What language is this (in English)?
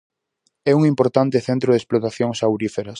Galician